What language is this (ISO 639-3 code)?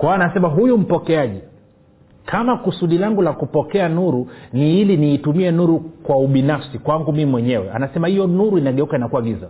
swa